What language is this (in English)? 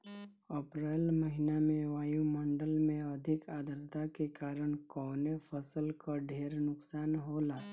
Bhojpuri